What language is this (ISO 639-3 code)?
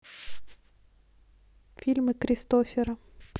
rus